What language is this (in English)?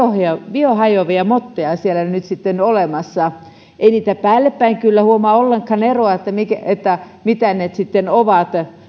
Finnish